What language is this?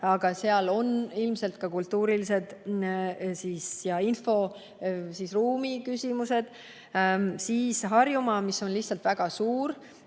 Estonian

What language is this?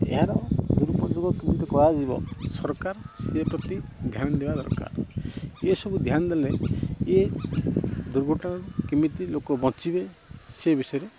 Odia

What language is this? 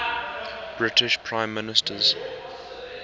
English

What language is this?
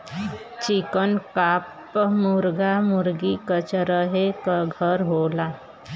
Bhojpuri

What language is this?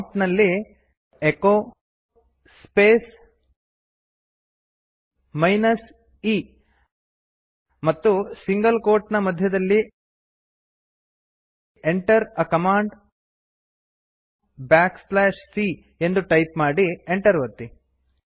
Kannada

